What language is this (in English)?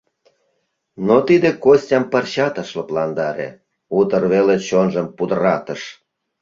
Mari